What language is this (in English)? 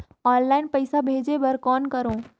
Chhattisgarhi